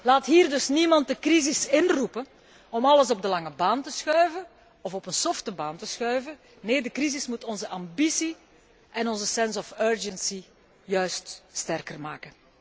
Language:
Dutch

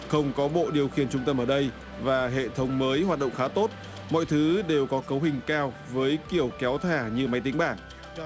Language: Vietnamese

